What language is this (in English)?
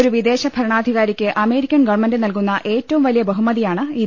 Malayalam